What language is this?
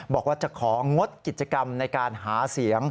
Thai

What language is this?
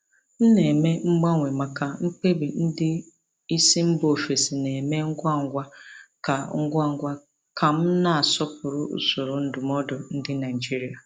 Igbo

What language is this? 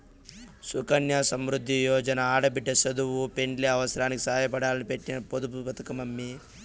Telugu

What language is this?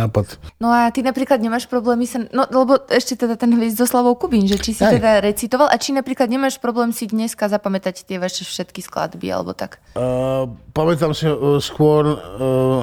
Slovak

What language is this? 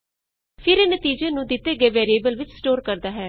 Punjabi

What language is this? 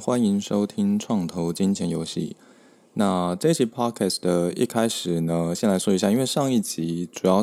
Chinese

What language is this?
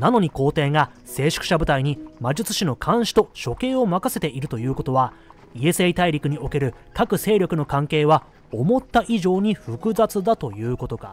Japanese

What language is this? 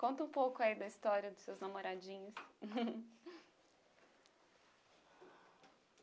Portuguese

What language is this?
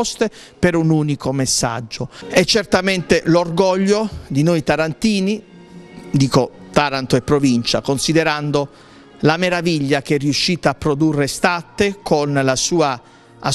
Italian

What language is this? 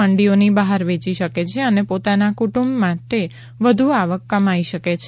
Gujarati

